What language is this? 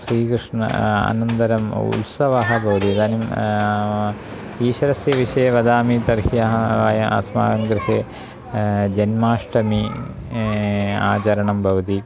Sanskrit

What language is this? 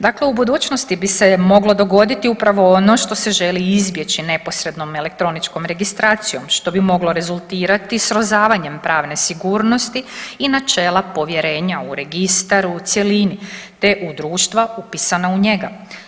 Croatian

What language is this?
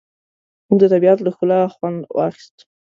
Pashto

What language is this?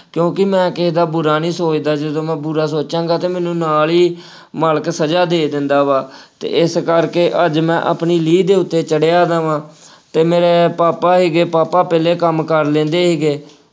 Punjabi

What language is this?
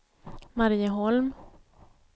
Swedish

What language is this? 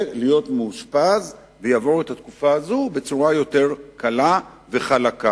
Hebrew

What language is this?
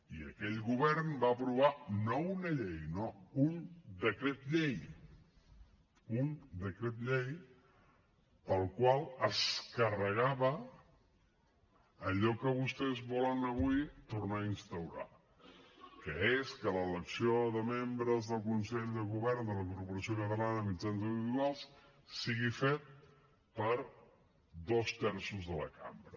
Catalan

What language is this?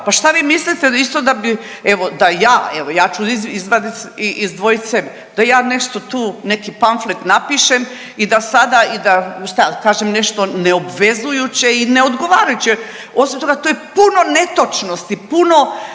Croatian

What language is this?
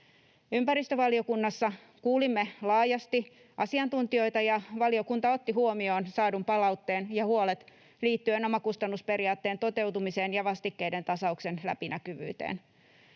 Finnish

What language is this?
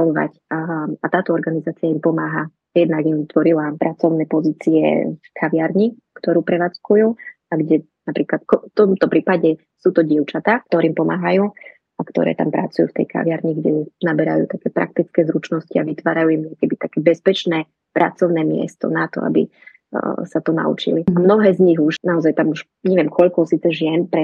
Slovak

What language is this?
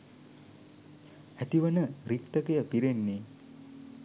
Sinhala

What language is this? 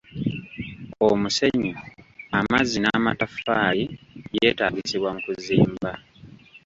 Ganda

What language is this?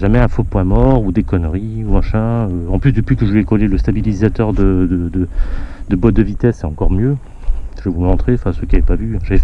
French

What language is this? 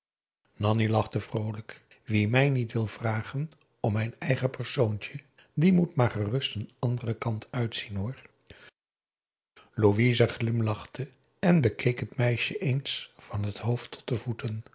Dutch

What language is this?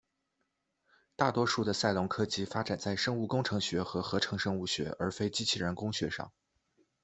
Chinese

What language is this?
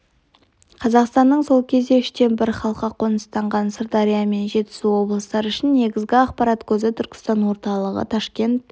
Kazakh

